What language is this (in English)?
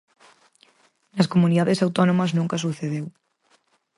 Galician